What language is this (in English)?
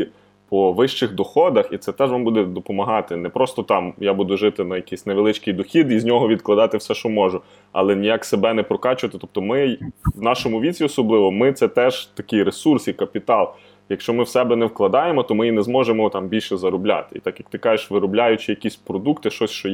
Ukrainian